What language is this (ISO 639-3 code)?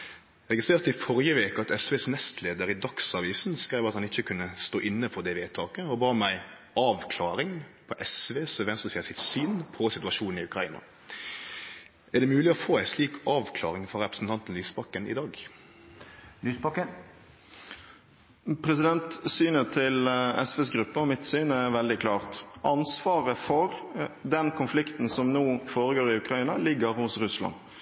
nor